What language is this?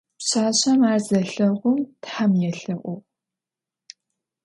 Adyghe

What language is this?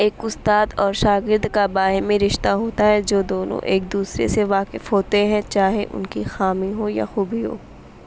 Urdu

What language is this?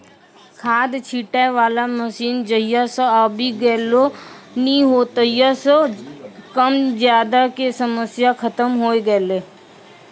Maithili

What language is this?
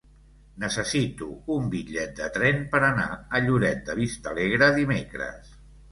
Catalan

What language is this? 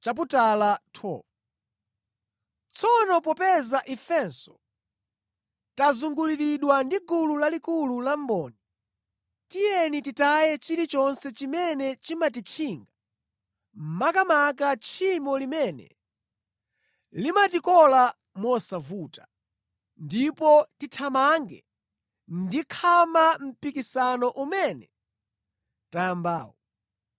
Nyanja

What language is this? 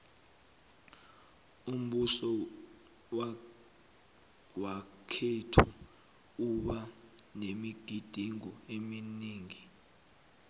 South Ndebele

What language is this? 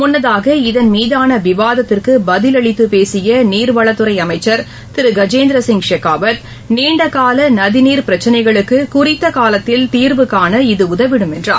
Tamil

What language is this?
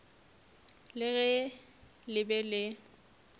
Northern Sotho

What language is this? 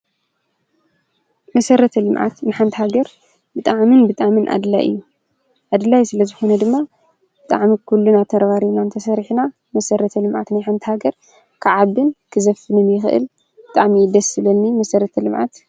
Tigrinya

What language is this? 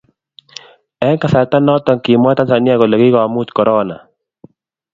Kalenjin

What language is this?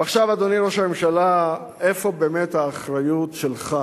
Hebrew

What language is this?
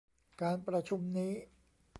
Thai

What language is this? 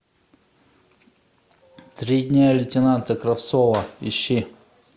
Russian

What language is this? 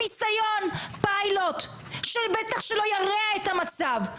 Hebrew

